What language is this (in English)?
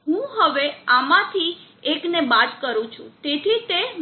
Gujarati